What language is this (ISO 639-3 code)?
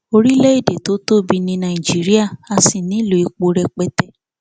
yor